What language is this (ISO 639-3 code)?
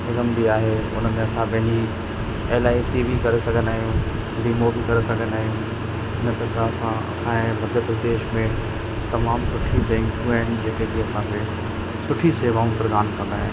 snd